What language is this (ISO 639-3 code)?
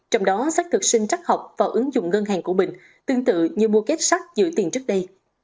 vie